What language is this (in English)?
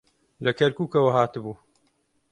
Central Kurdish